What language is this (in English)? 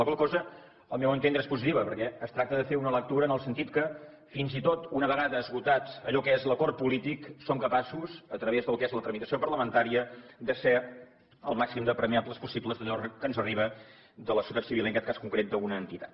Catalan